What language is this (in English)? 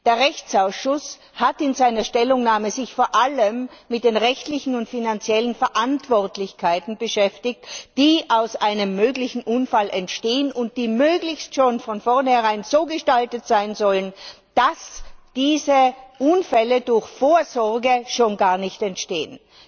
German